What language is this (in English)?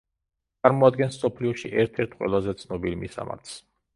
Georgian